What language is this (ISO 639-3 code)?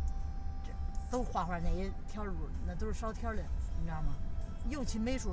zho